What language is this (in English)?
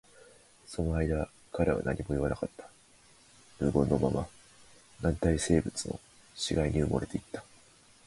Japanese